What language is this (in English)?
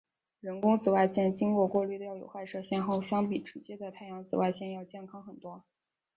Chinese